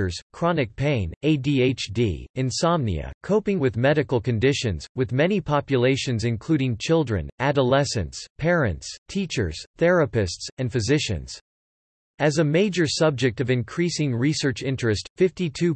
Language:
English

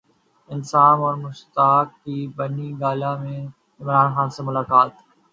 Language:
Urdu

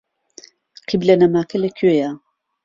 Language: Central Kurdish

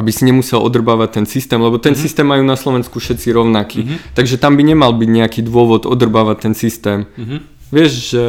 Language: Slovak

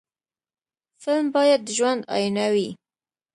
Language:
Pashto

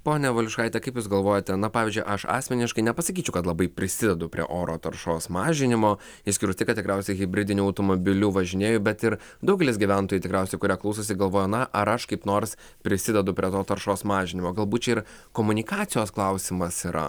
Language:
Lithuanian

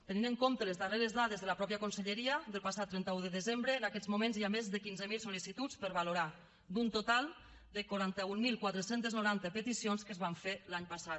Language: Catalan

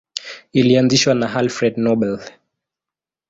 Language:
Swahili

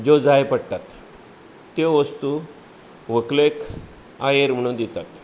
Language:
Konkani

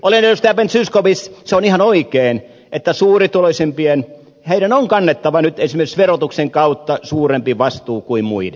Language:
Finnish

